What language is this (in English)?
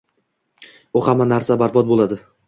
Uzbek